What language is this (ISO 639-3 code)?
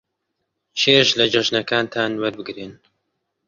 ckb